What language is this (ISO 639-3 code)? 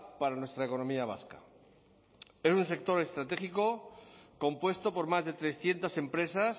spa